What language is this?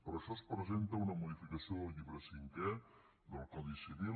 Catalan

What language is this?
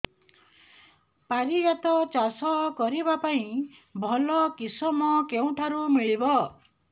Odia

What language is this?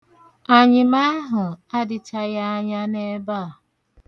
Igbo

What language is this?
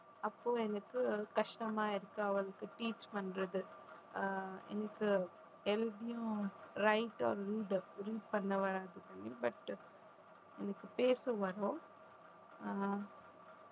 Tamil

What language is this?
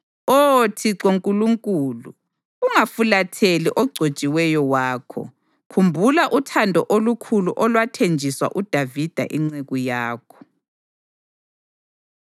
North Ndebele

